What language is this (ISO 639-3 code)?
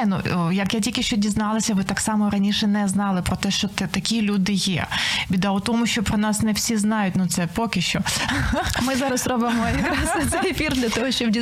ukr